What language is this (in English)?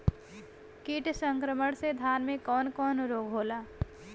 Bhojpuri